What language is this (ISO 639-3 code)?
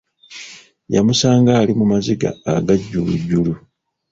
lug